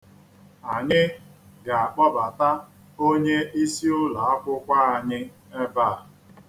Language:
Igbo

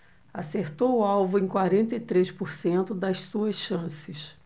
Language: Portuguese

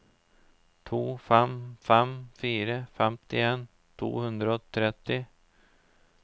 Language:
Norwegian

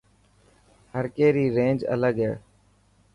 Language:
Dhatki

